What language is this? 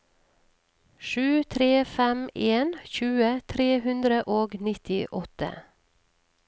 Norwegian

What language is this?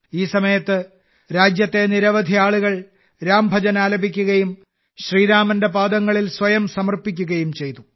Malayalam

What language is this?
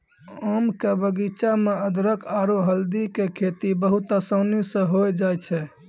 Maithili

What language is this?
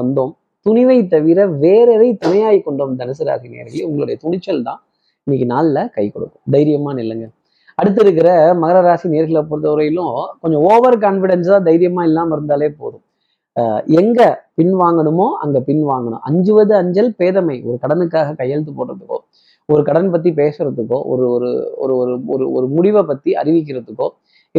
Tamil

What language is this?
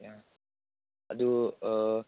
Manipuri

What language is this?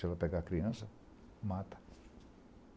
Portuguese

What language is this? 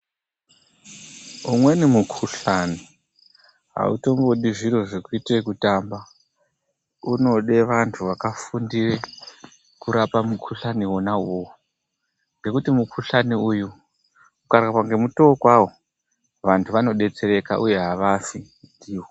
Ndau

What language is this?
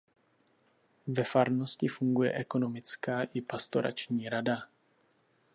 Czech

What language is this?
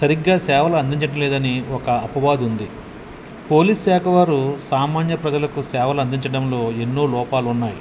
Telugu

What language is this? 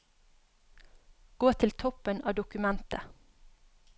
Norwegian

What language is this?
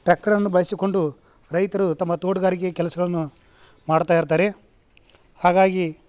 Kannada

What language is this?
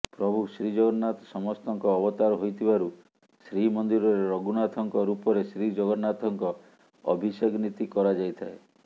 Odia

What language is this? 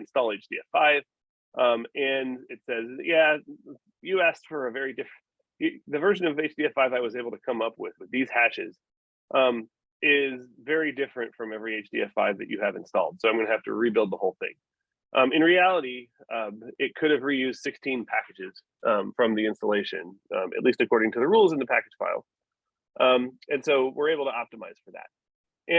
English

